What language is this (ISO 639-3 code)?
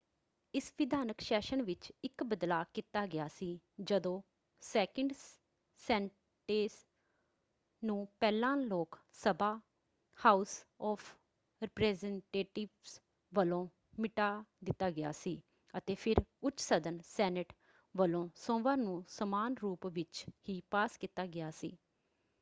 pan